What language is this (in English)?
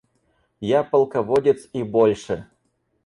Russian